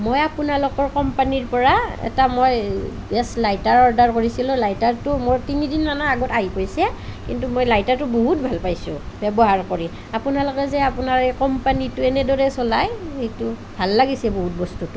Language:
Assamese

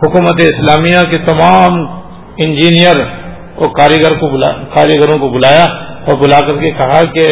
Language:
Urdu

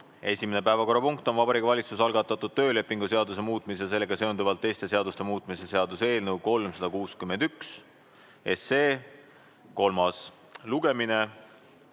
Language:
Estonian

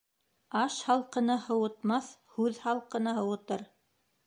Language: Bashkir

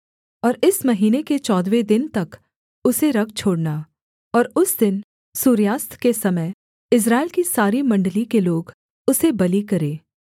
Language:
Hindi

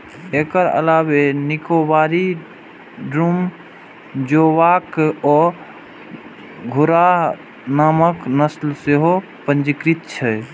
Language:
Maithili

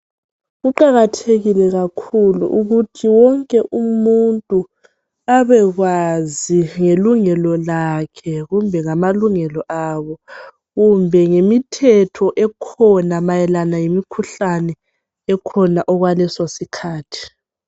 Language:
North Ndebele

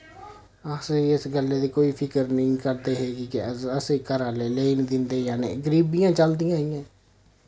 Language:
Dogri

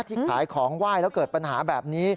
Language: Thai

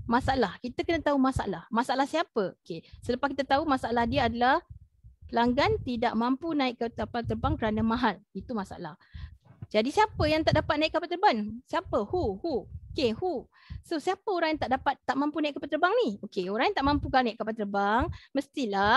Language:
Malay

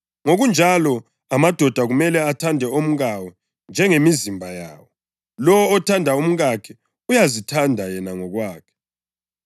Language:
North Ndebele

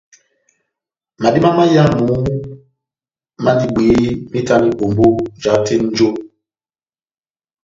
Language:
Batanga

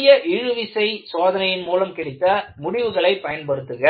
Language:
Tamil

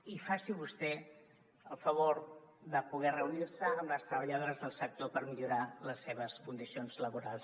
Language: Catalan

